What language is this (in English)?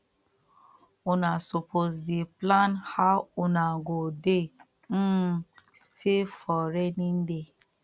Nigerian Pidgin